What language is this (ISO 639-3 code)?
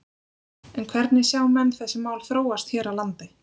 isl